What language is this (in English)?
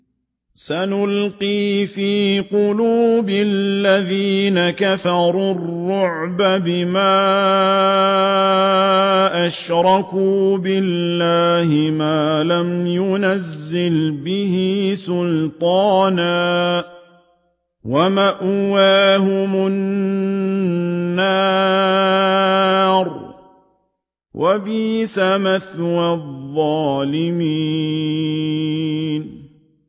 Arabic